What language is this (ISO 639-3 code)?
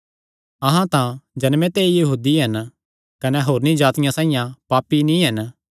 xnr